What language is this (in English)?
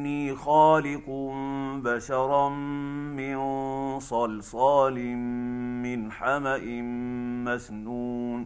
Arabic